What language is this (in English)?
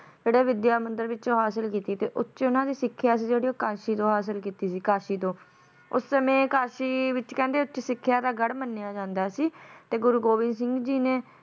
Punjabi